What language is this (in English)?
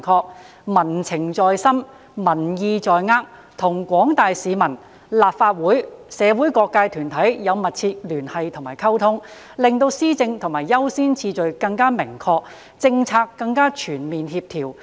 Cantonese